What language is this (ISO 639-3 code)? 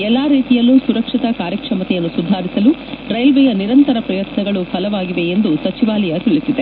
kan